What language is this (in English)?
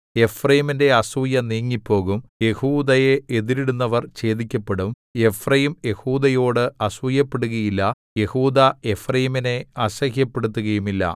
Malayalam